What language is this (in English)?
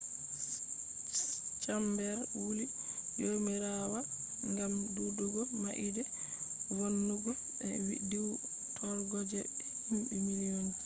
Fula